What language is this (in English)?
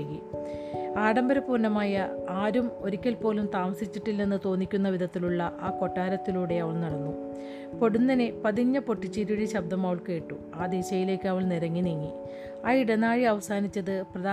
Malayalam